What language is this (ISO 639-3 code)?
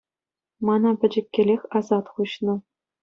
chv